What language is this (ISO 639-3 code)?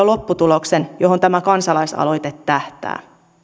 fin